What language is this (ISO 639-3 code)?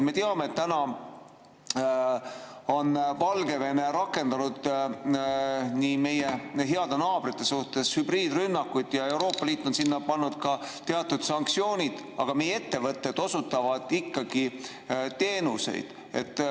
est